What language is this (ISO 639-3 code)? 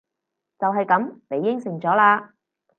yue